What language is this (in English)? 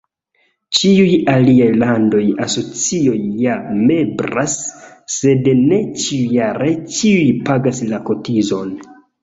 Esperanto